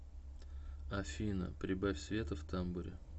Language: Russian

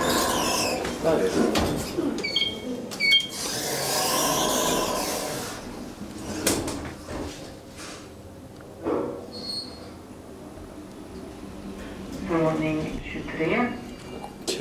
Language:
Swedish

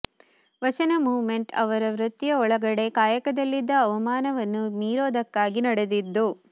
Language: Kannada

